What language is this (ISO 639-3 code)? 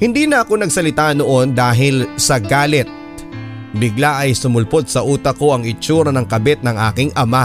fil